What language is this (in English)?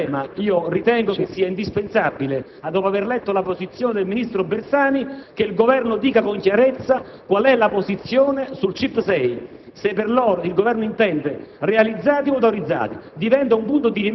Italian